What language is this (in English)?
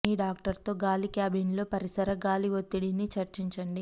Telugu